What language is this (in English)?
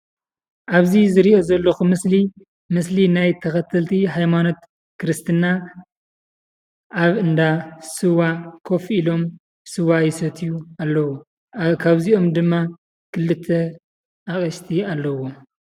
Tigrinya